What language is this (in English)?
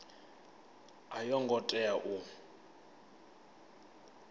Venda